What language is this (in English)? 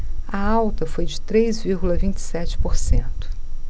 Portuguese